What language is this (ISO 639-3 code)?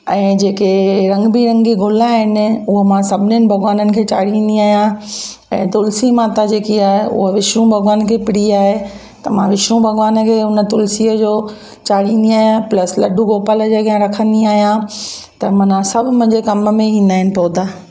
snd